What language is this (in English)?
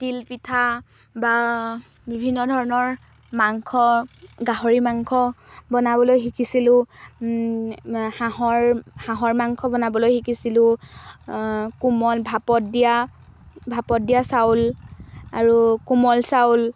Assamese